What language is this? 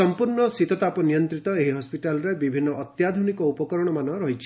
Odia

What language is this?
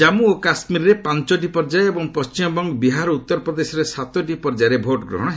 Odia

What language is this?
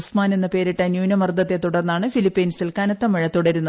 Malayalam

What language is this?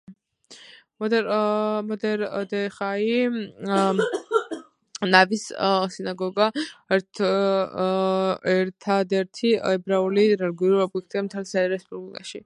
Georgian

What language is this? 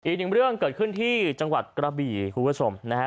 Thai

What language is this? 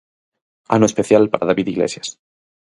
Galician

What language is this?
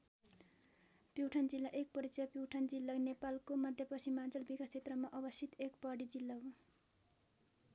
Nepali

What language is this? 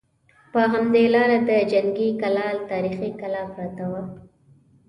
Pashto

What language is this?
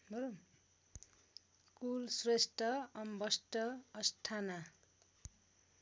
Nepali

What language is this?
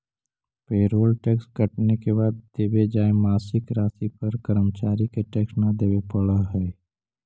Magahi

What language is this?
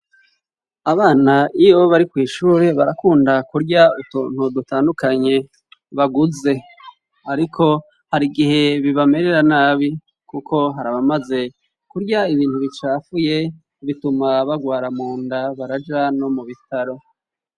Rundi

